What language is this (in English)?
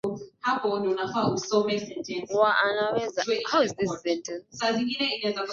Swahili